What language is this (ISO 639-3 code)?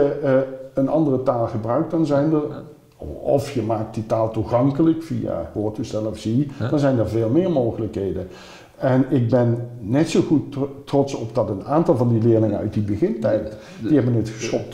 nld